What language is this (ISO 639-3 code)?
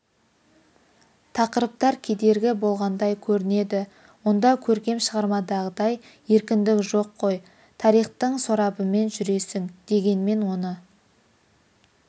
kaz